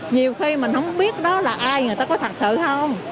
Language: Vietnamese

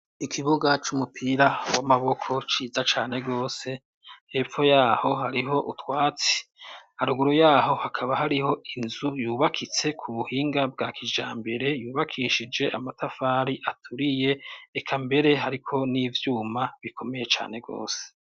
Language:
Rundi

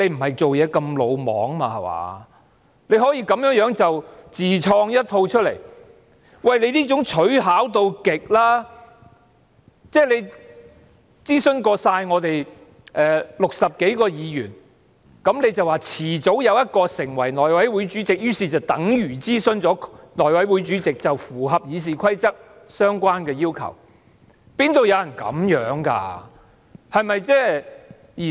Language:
Cantonese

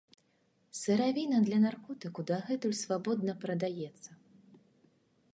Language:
Belarusian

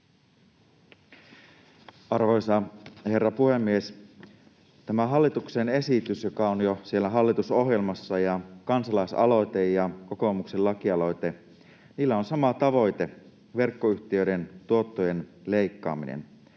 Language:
Finnish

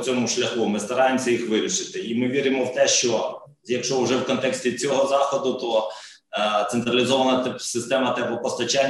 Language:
Ukrainian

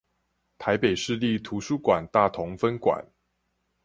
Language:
Chinese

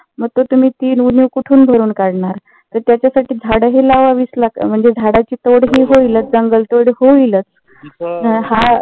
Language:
Marathi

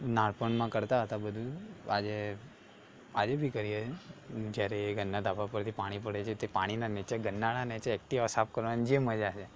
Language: Gujarati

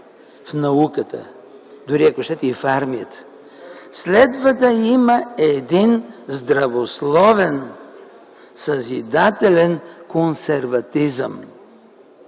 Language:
Bulgarian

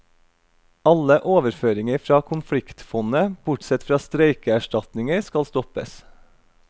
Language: Norwegian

